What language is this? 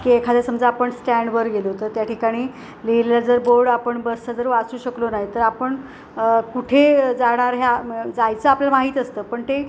Marathi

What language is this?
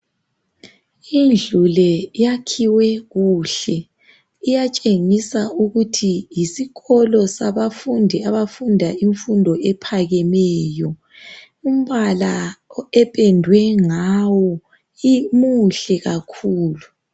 North Ndebele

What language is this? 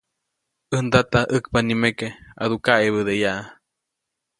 Copainalá Zoque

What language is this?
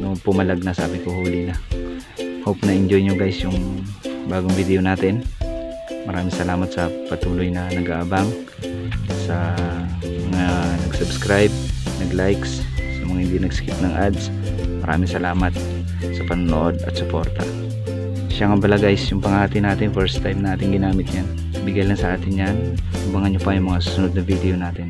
Filipino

